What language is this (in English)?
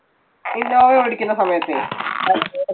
Malayalam